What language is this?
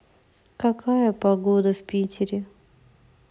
Russian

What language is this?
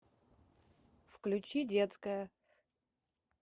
Russian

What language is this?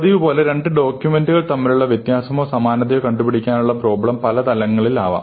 Malayalam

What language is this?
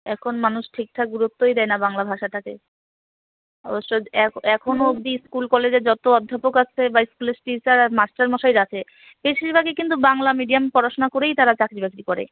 Bangla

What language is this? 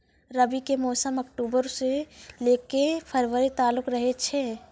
Maithili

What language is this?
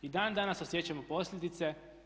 Croatian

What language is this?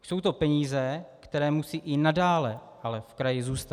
Czech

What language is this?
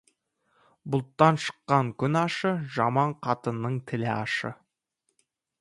Kazakh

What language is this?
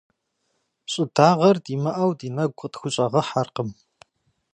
Kabardian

